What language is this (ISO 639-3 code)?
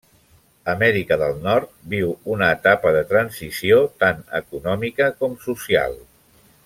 cat